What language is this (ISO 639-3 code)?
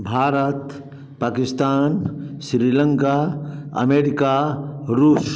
hin